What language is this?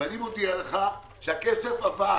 Hebrew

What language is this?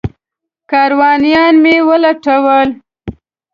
Pashto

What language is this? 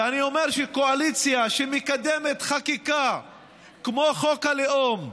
Hebrew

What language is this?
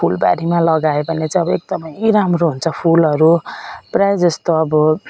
Nepali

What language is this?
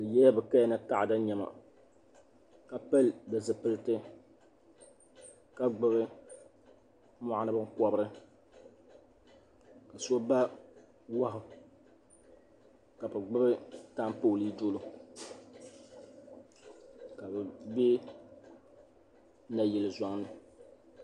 Dagbani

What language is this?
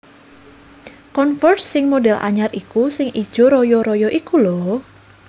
Javanese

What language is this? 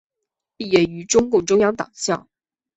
Chinese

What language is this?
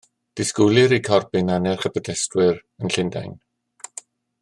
Welsh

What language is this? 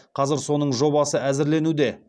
Kazakh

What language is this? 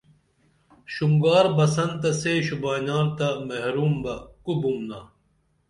Dameli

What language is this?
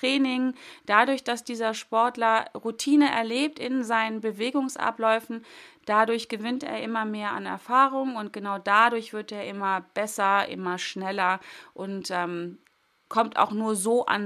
German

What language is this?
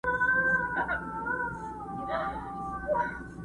Pashto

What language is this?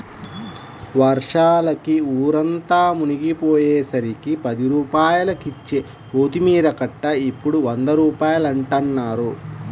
Telugu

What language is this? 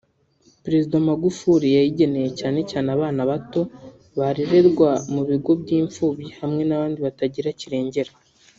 Kinyarwanda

